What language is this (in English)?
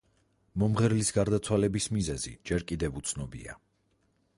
Georgian